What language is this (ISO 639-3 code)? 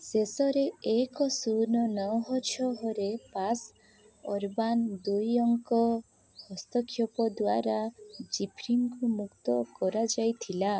ori